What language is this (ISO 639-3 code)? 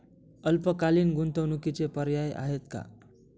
mar